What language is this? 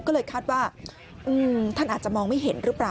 Thai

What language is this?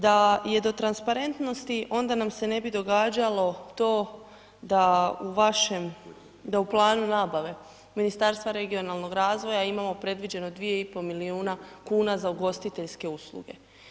Croatian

